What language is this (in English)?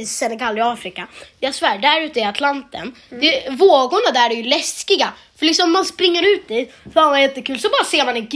Swedish